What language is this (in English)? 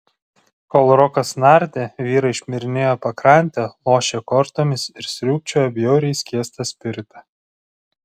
Lithuanian